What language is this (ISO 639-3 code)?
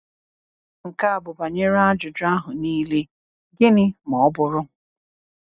ibo